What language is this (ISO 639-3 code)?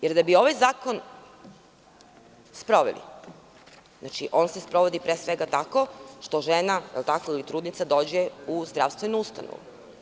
srp